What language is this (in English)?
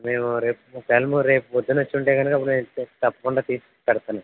Telugu